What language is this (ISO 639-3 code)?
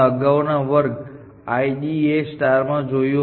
guj